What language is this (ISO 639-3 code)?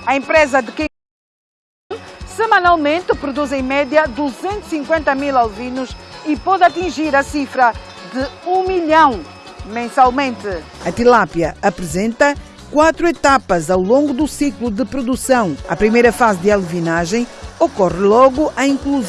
por